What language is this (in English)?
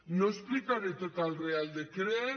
Catalan